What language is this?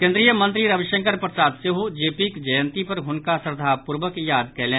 Maithili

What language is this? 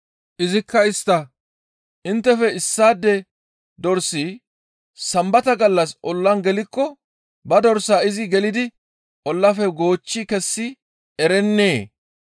Gamo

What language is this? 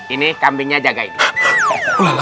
Indonesian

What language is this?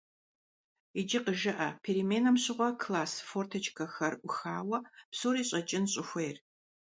Kabardian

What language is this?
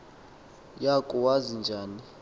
Xhosa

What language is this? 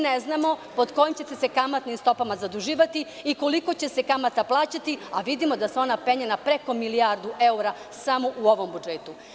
Serbian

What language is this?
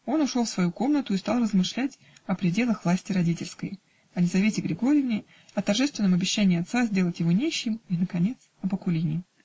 Russian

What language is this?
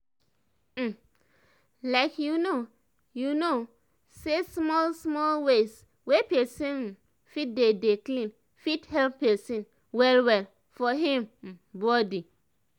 Nigerian Pidgin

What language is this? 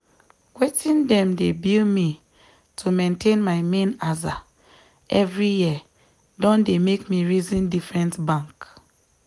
Nigerian Pidgin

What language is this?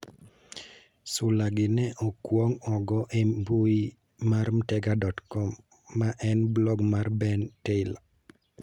Luo (Kenya and Tanzania)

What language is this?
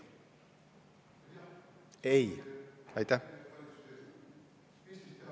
Estonian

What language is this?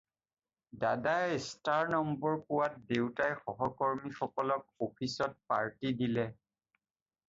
Assamese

